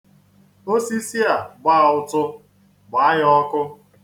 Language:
Igbo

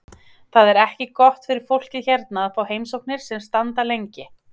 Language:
Icelandic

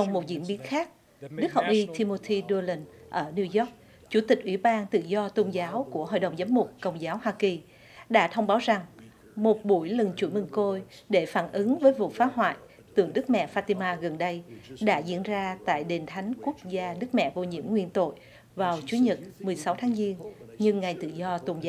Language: Vietnamese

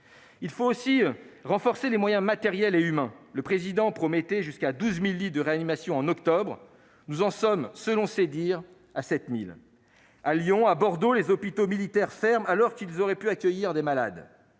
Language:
French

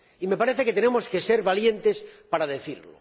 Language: Spanish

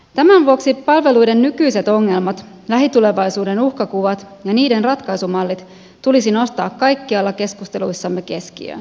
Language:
Finnish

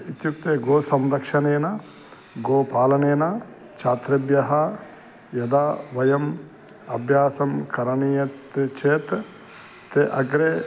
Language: Sanskrit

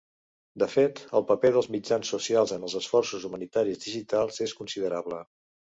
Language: Catalan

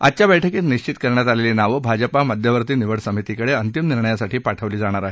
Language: Marathi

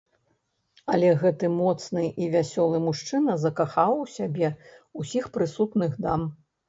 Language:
Belarusian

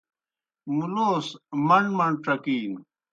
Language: Kohistani Shina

